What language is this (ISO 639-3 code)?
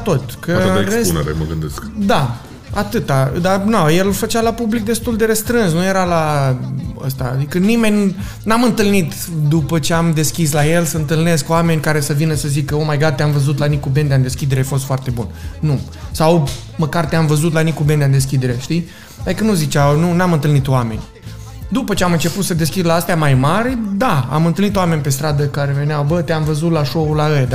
ron